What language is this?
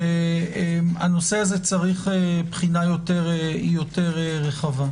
Hebrew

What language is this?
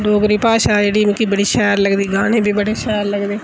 Dogri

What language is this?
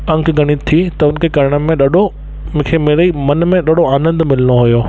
Sindhi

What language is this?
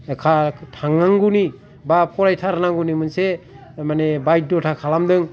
Bodo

